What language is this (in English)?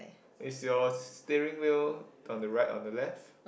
English